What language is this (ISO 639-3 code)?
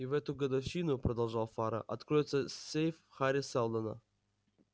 rus